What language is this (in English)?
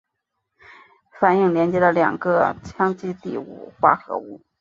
Chinese